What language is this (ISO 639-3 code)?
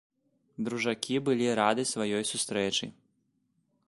bel